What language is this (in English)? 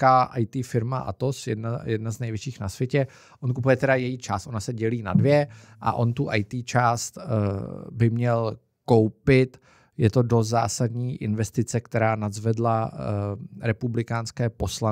Czech